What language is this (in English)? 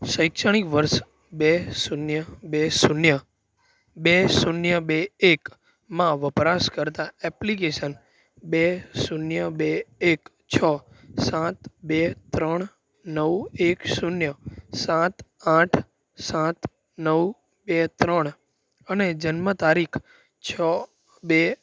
Gujarati